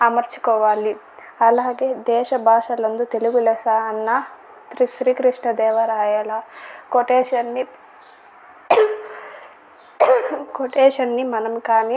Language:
Telugu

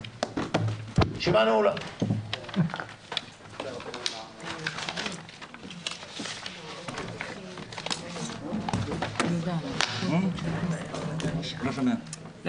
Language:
Hebrew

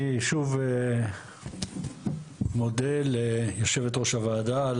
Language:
Hebrew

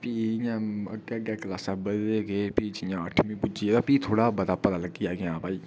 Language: Dogri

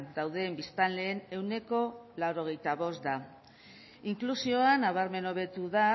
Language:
Basque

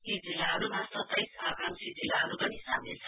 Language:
Nepali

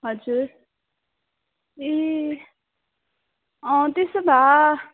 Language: Nepali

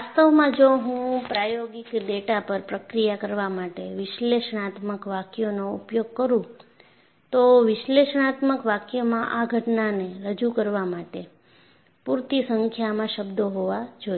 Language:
Gujarati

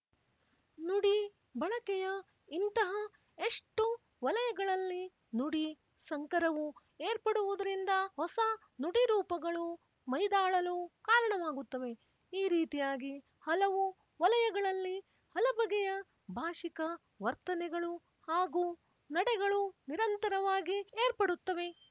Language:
Kannada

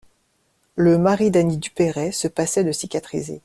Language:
French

